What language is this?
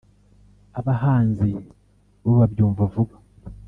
Kinyarwanda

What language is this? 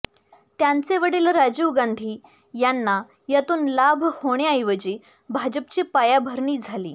Marathi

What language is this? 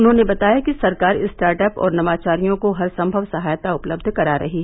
Hindi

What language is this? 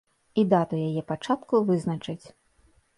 Belarusian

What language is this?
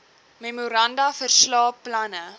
Afrikaans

